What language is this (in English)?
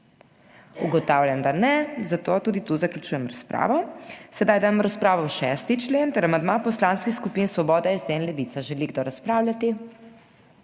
Slovenian